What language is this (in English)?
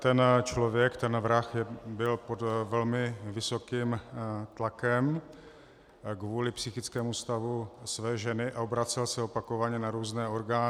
Czech